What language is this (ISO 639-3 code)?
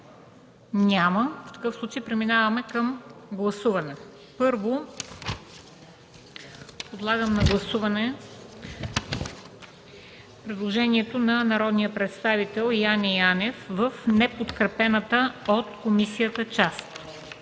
bul